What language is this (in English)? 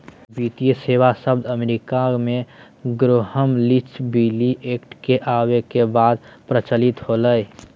Magahi